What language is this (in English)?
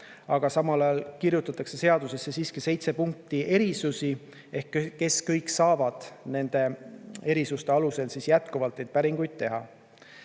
Estonian